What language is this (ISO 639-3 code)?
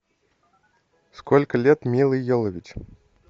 rus